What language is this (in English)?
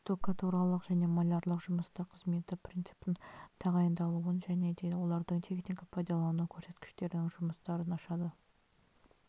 Kazakh